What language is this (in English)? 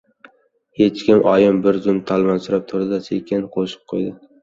Uzbek